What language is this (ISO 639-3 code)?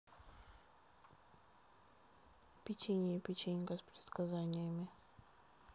rus